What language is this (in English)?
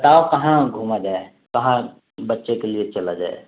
Urdu